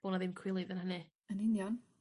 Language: Welsh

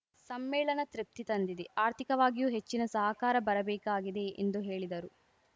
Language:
Kannada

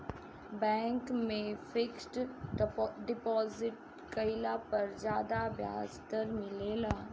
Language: Bhojpuri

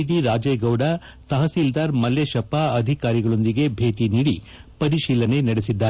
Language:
Kannada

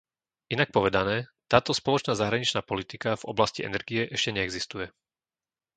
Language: Slovak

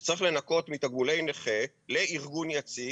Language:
Hebrew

